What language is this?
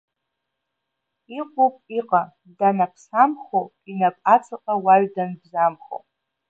Abkhazian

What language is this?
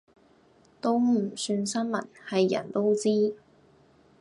Cantonese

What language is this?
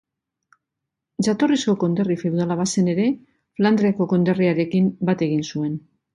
Basque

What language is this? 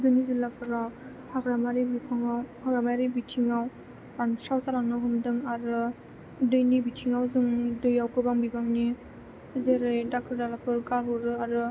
Bodo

